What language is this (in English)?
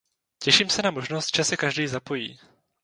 Czech